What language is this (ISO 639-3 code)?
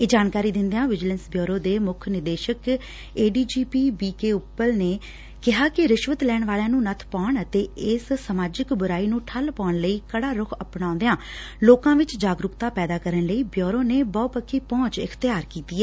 pan